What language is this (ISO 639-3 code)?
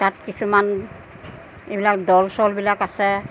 asm